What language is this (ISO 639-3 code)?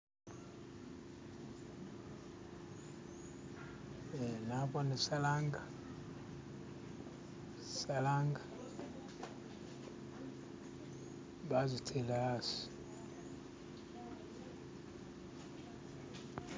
myx